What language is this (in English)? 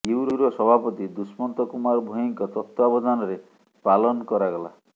Odia